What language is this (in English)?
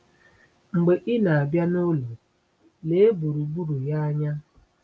Igbo